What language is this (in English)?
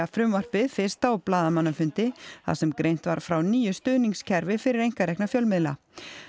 Icelandic